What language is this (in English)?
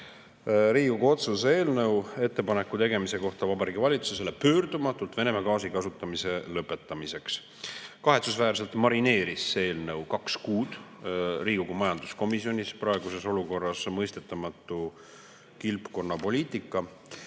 Estonian